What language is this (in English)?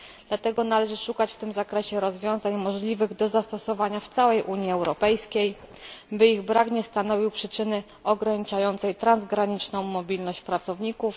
Polish